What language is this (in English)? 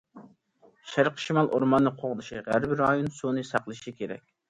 Uyghur